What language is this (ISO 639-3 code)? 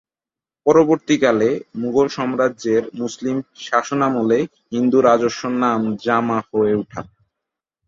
ben